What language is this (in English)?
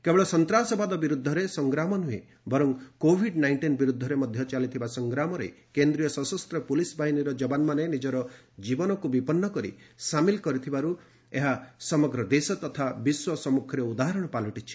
Odia